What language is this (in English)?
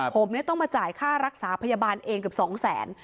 Thai